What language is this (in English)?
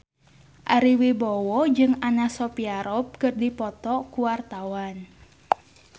Sundanese